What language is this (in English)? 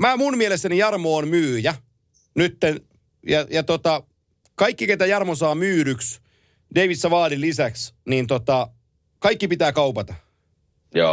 Finnish